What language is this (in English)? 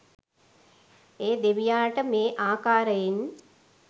Sinhala